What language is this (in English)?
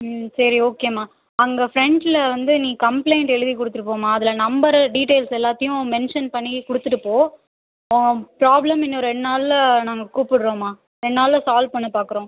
Tamil